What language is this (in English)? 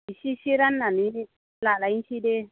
Bodo